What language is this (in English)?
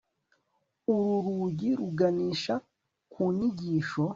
Kinyarwanda